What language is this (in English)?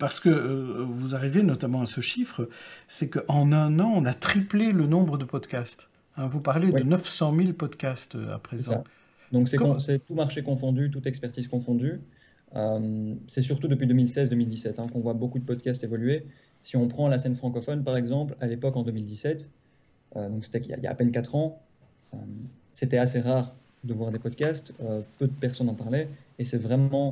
French